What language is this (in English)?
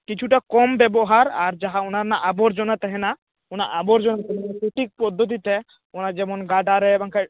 Santali